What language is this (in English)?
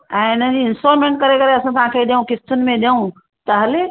Sindhi